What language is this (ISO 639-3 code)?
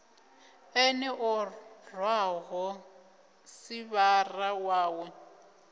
ven